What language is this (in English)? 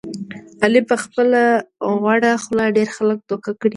Pashto